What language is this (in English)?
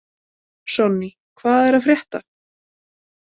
Icelandic